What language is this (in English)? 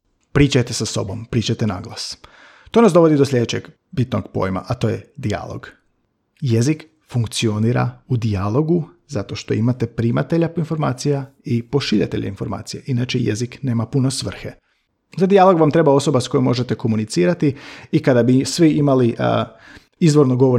Croatian